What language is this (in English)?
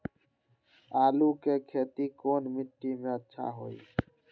Magahi